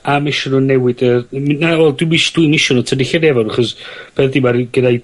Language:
Welsh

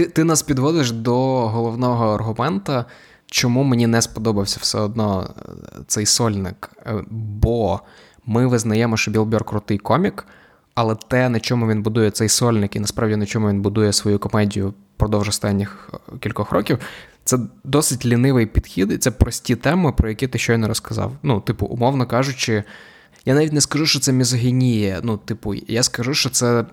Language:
Ukrainian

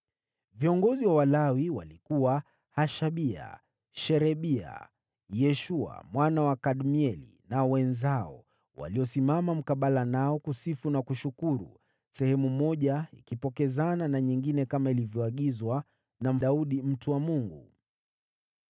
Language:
Swahili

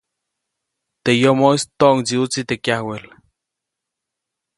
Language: Copainalá Zoque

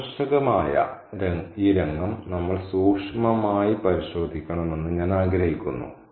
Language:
Malayalam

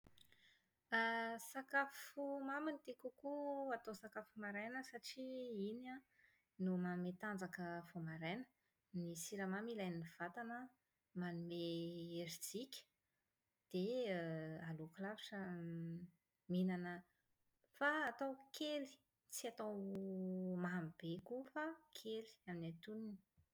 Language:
Malagasy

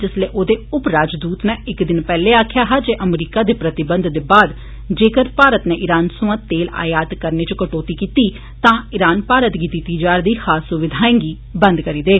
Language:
Dogri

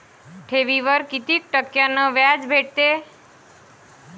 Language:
Marathi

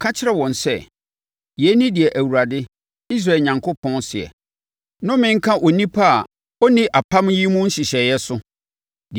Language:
Akan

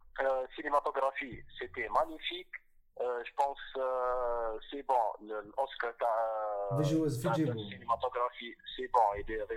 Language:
Arabic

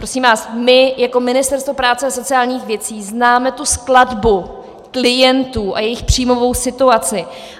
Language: Czech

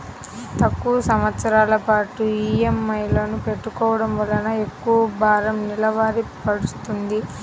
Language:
Telugu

